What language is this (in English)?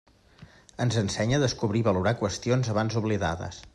Catalan